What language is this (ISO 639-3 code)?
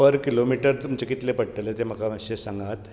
kok